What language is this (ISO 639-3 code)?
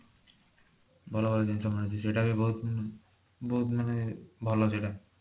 ori